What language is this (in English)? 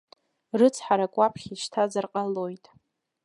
Abkhazian